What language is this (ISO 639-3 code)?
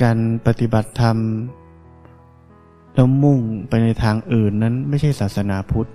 tha